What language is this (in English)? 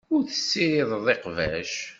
Kabyle